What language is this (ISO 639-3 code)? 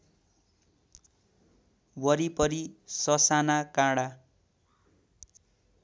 nep